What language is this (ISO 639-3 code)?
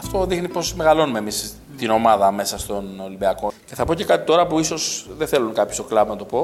ell